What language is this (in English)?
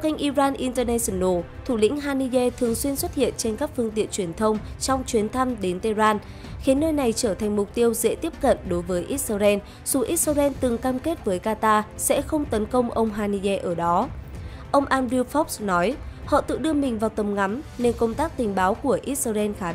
Vietnamese